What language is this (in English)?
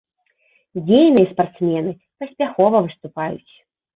Belarusian